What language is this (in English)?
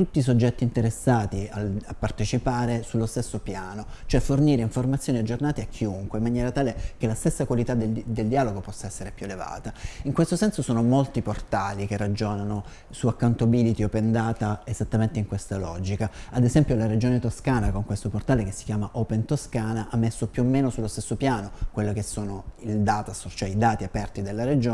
Italian